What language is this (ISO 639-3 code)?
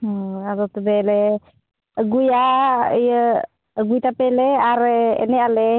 sat